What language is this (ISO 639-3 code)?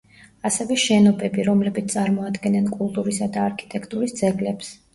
kat